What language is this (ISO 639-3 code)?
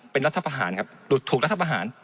tha